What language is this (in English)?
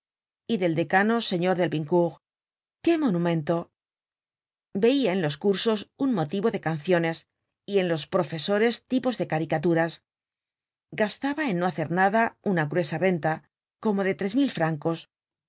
Spanish